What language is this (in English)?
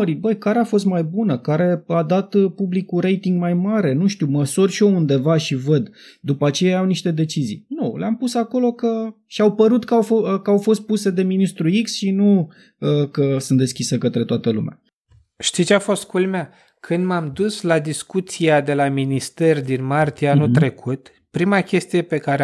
Romanian